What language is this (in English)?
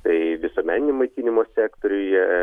Lithuanian